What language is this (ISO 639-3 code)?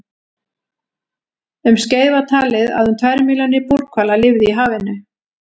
isl